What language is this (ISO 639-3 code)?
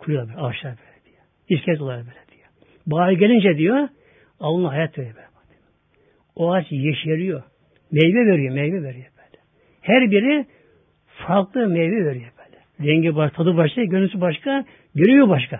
tur